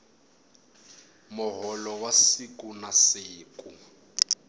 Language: Tsonga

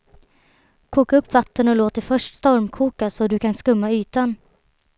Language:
Swedish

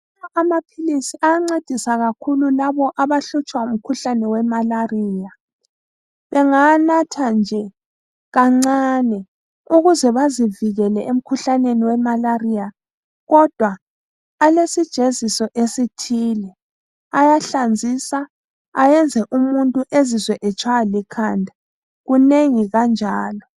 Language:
North Ndebele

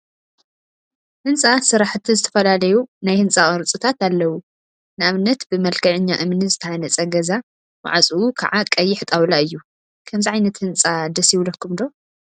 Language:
Tigrinya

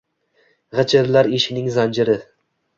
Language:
Uzbek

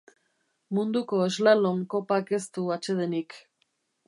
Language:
Basque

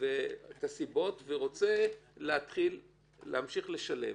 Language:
Hebrew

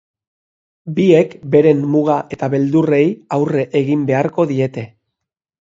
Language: Basque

